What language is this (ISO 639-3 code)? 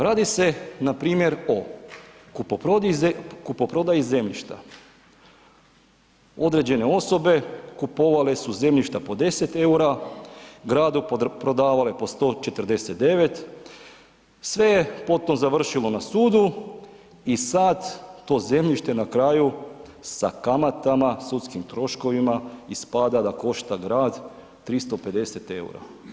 hrv